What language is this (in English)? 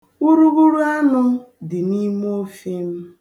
Igbo